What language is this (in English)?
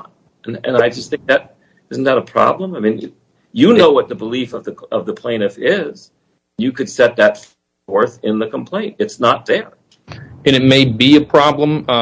English